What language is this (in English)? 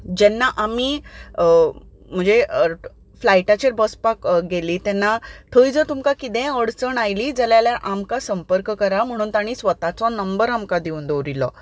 Konkani